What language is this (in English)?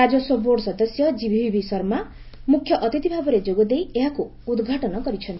Odia